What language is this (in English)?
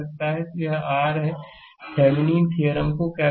Hindi